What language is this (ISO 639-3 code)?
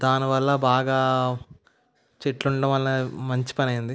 tel